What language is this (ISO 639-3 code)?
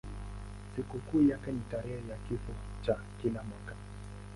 swa